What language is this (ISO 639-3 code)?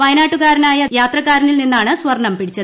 mal